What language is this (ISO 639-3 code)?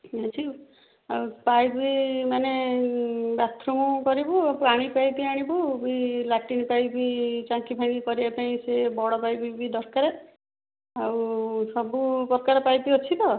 ori